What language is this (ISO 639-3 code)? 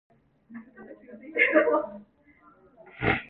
kor